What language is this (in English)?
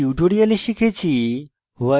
Bangla